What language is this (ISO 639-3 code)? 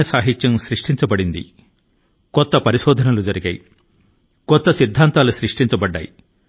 tel